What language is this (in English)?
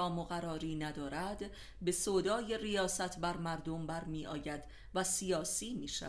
Persian